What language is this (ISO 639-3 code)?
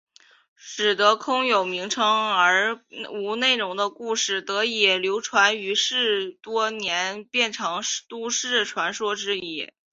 zho